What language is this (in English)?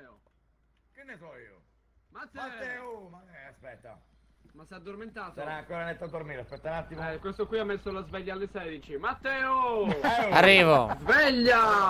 Italian